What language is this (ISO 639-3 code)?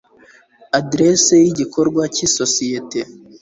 kin